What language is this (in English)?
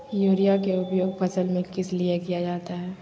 Magahi